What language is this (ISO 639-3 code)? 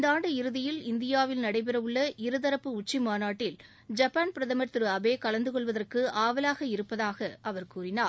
tam